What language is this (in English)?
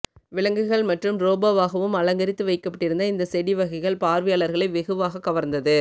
Tamil